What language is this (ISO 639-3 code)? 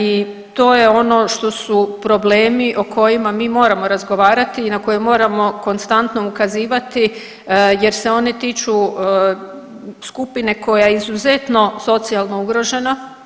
hrv